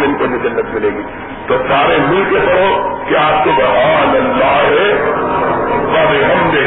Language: Urdu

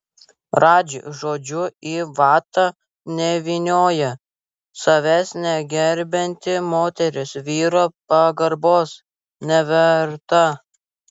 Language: Lithuanian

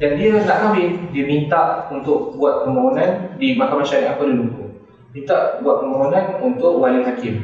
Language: Malay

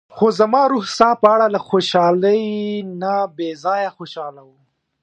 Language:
Pashto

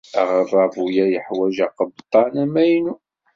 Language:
Kabyle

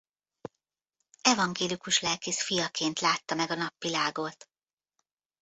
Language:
Hungarian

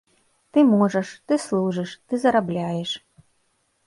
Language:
Belarusian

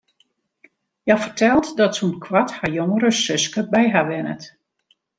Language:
Western Frisian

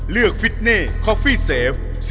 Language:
Thai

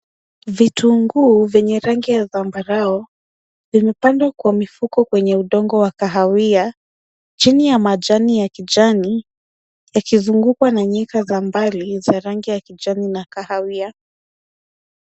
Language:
Swahili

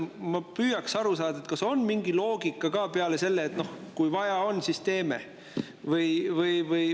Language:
Estonian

